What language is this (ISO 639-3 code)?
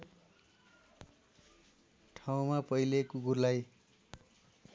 nep